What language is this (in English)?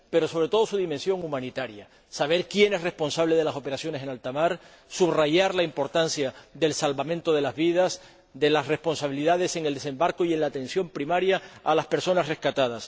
Spanish